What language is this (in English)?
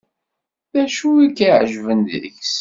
Kabyle